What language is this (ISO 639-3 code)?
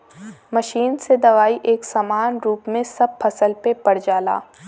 bho